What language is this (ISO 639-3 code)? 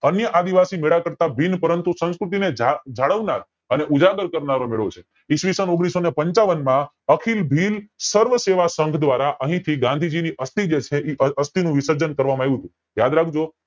guj